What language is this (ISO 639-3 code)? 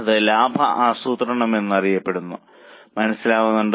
mal